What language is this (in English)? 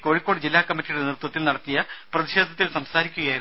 Malayalam